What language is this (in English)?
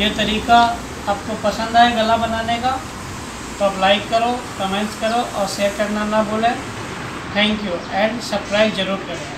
Hindi